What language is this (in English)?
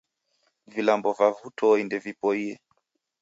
Taita